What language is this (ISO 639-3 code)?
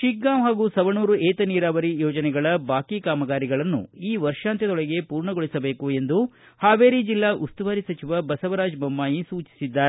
kan